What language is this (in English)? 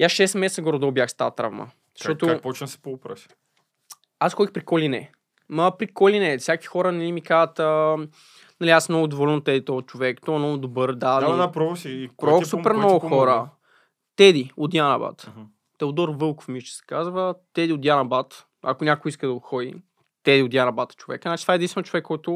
Bulgarian